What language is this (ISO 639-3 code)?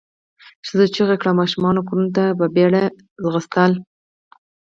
pus